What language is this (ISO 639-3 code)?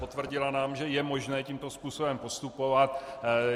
ces